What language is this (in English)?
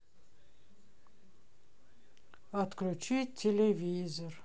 Russian